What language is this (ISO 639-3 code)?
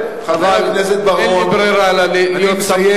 heb